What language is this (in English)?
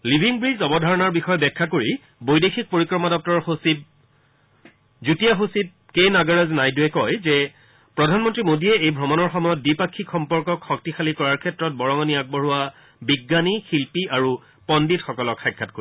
Assamese